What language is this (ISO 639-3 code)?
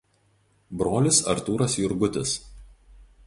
lit